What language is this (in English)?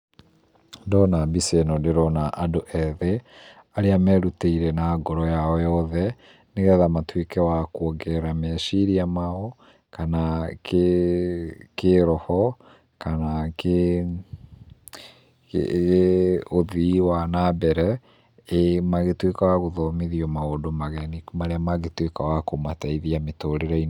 Kikuyu